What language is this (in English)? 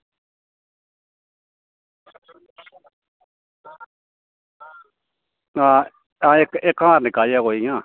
Dogri